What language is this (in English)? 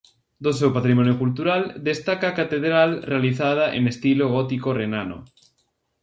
Galician